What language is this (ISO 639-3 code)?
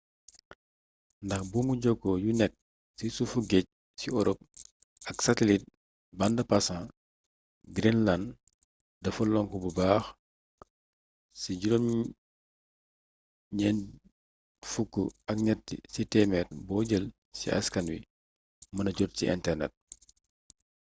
wol